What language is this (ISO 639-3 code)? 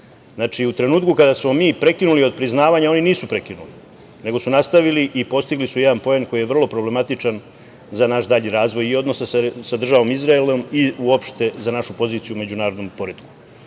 srp